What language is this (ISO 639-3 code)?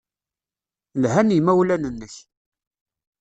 kab